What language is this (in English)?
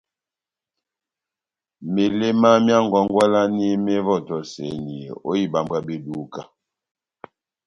Batanga